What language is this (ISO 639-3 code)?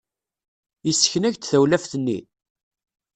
kab